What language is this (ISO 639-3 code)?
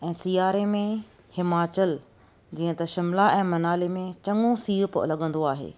snd